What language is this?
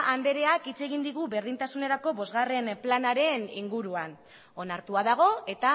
Basque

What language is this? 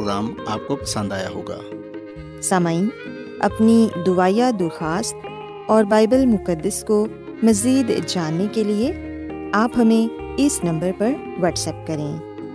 Urdu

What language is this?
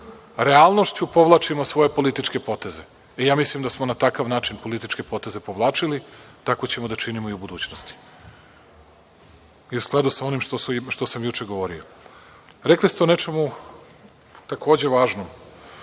Serbian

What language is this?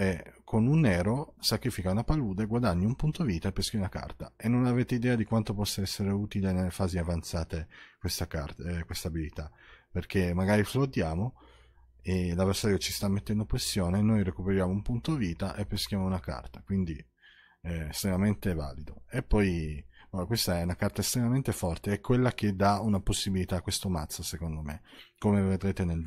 Italian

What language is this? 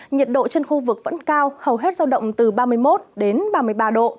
Vietnamese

